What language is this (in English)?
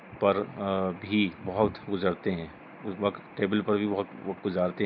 Urdu